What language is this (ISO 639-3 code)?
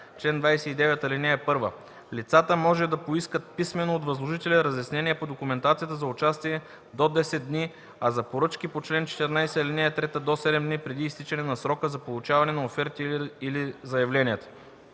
bul